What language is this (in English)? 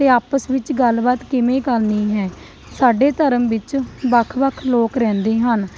Punjabi